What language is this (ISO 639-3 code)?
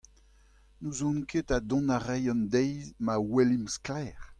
bre